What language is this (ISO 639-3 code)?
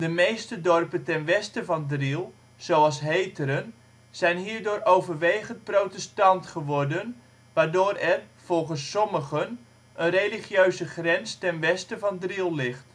nld